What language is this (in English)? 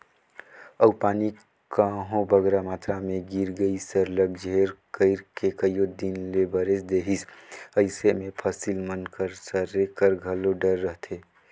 Chhattisgarhi